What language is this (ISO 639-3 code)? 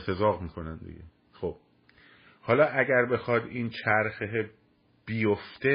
fas